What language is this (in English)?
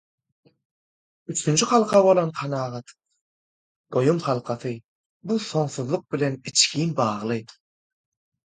Turkmen